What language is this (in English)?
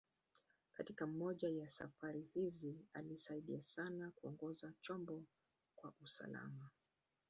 Swahili